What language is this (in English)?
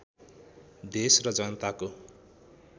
Nepali